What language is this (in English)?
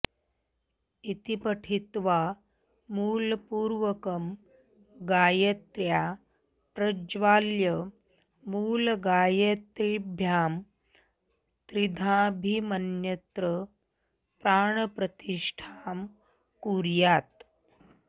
Sanskrit